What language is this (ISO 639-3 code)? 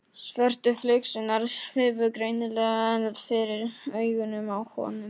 isl